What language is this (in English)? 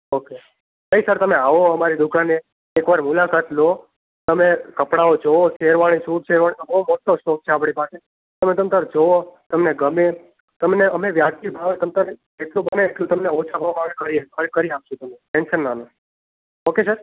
Gujarati